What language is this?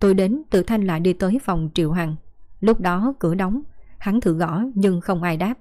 Vietnamese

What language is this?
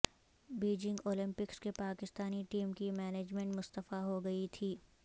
Urdu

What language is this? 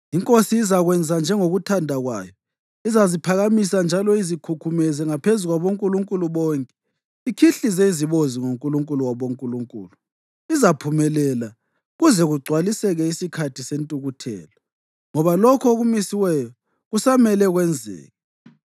North Ndebele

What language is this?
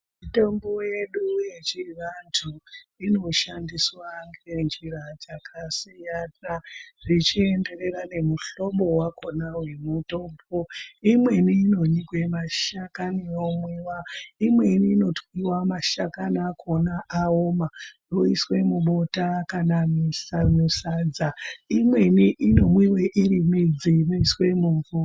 Ndau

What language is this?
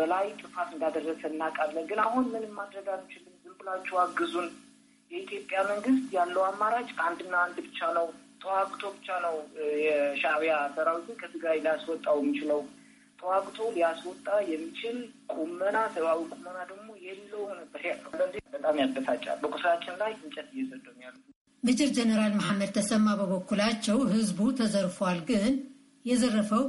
Amharic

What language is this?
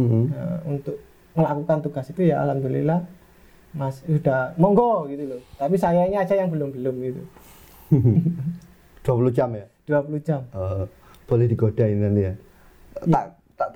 Indonesian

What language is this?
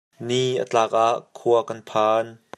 Hakha Chin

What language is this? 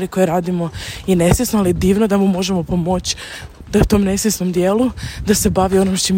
Croatian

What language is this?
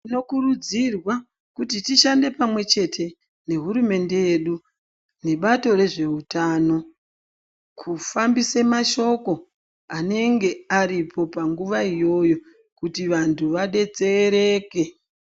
Ndau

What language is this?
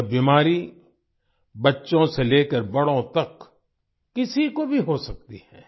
Hindi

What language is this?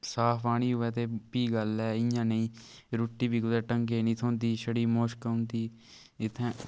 Dogri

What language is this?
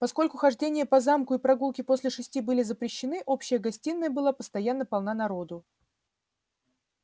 Russian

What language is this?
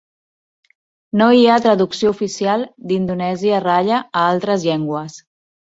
Catalan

